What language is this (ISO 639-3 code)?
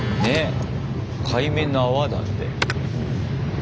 jpn